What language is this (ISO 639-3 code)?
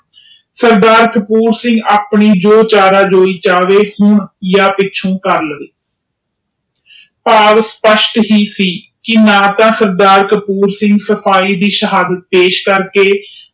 pan